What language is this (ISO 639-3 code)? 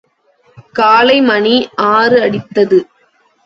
tam